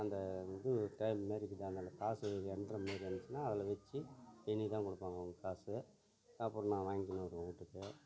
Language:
Tamil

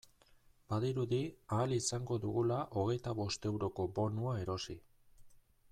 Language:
Basque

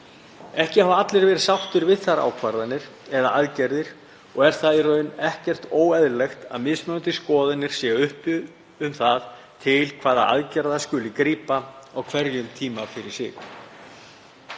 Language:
Icelandic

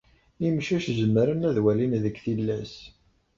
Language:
Kabyle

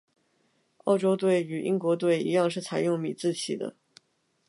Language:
Chinese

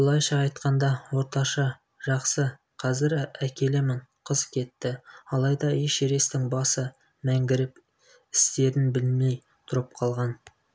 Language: Kazakh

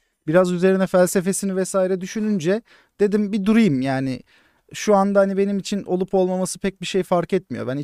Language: Turkish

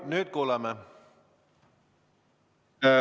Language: Estonian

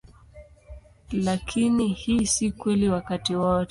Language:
Swahili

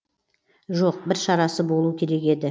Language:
Kazakh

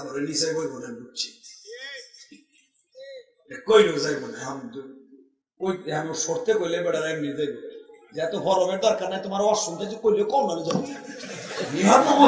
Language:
Turkish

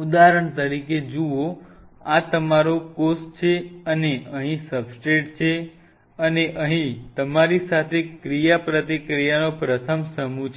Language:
Gujarati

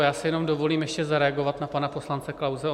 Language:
Czech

